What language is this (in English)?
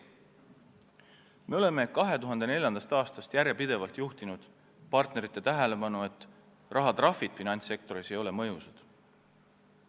Estonian